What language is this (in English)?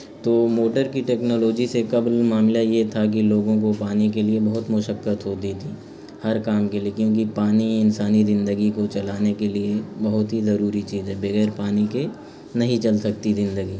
Urdu